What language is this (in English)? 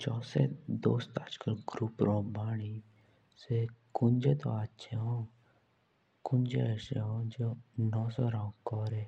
Jaunsari